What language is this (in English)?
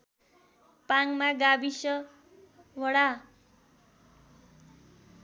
Nepali